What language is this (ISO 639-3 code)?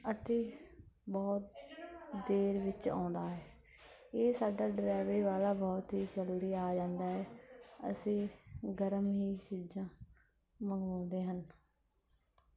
pan